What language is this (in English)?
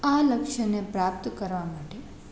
Gujarati